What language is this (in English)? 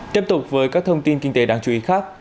Vietnamese